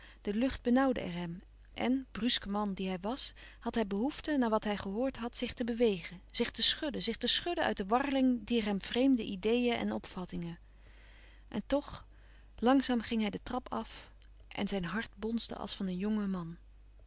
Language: Dutch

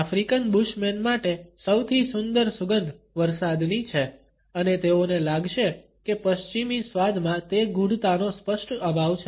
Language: Gujarati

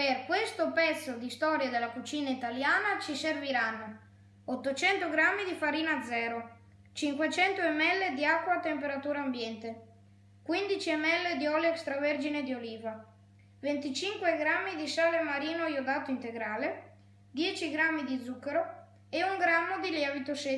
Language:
Italian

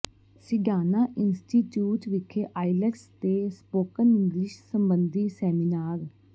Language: Punjabi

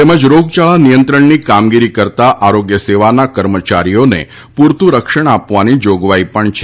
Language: Gujarati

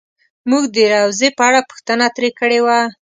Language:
Pashto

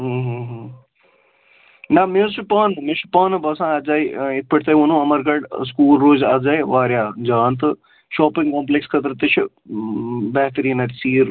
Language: Kashmiri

